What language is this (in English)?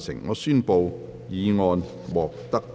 Cantonese